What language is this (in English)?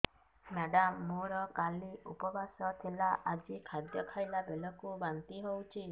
Odia